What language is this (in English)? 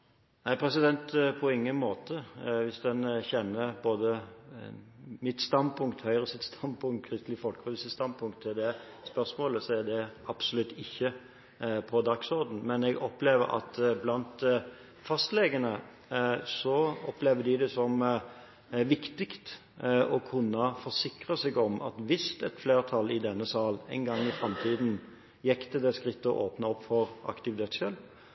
Norwegian Bokmål